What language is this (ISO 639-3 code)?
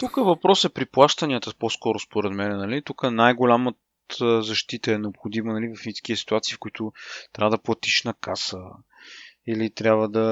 bul